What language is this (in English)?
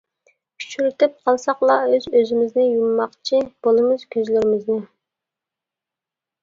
Uyghur